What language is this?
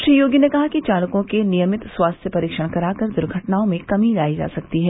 Hindi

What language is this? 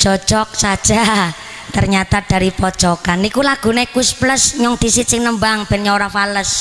Indonesian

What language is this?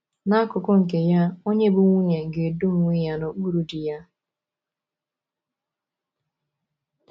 Igbo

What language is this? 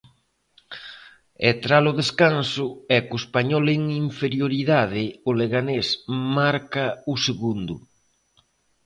Galician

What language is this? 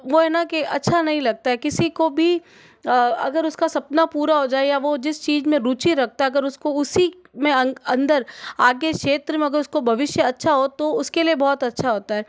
Hindi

